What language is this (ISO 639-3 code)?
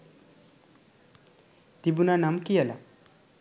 sin